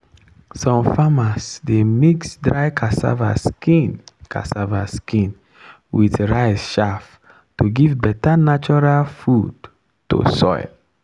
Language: Nigerian Pidgin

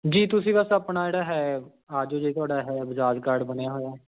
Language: Punjabi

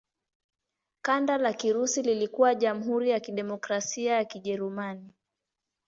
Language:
Swahili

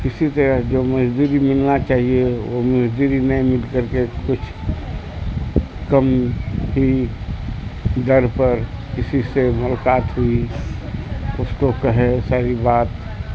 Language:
Urdu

